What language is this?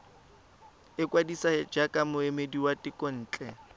Tswana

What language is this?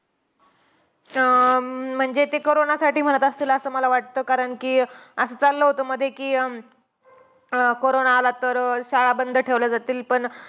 Marathi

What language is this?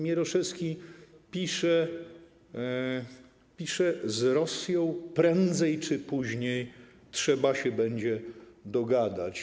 Polish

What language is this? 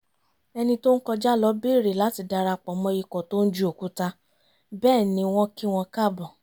Yoruba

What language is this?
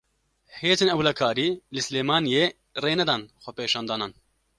Kurdish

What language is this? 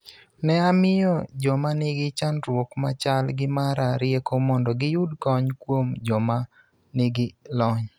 Luo (Kenya and Tanzania)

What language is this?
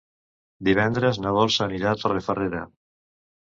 Catalan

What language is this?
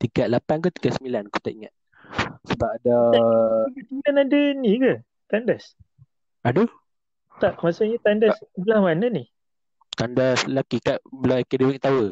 Malay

